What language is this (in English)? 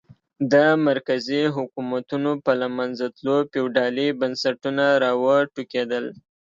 Pashto